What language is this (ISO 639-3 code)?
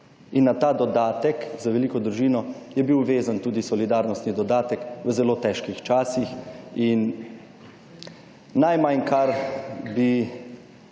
slv